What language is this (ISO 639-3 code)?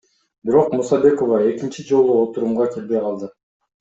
kir